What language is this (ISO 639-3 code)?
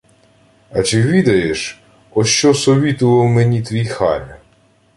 ukr